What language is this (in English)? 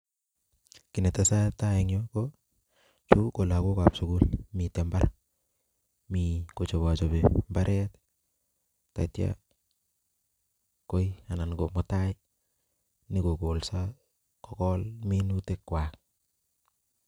Kalenjin